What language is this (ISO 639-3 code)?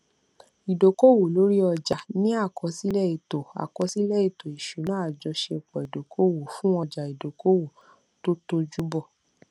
yor